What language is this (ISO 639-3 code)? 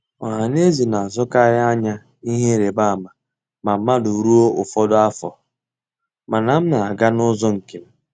ibo